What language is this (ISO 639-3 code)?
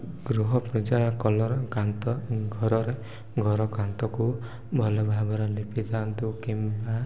ori